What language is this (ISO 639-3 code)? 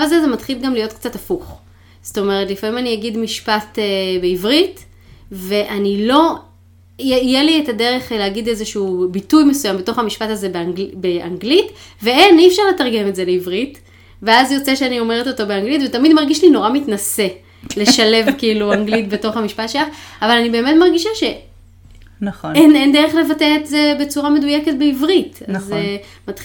heb